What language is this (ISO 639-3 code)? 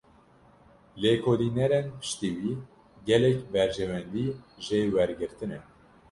kur